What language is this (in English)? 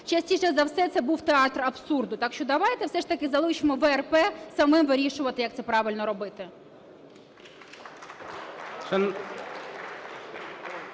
Ukrainian